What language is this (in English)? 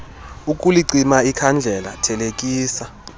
Xhosa